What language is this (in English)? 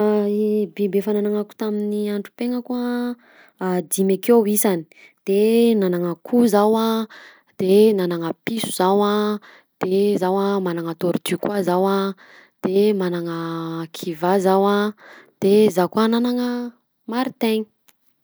Southern Betsimisaraka Malagasy